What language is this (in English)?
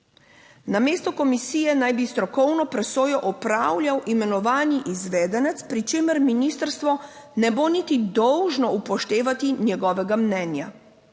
Slovenian